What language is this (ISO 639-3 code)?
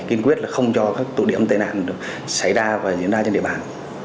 vie